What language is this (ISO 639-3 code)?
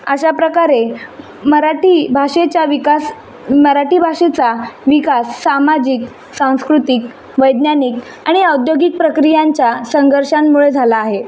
mar